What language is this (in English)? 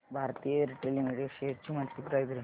Marathi